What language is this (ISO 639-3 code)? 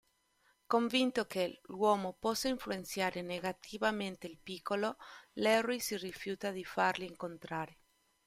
ita